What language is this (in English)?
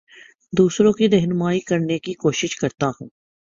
Urdu